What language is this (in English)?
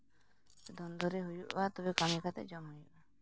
Santali